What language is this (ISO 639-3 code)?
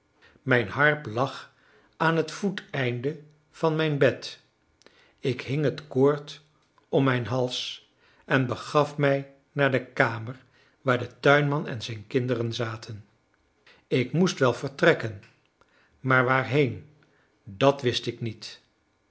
nld